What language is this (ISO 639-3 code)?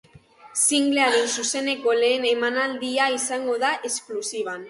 eus